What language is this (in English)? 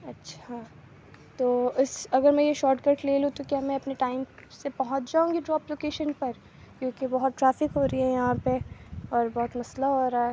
Urdu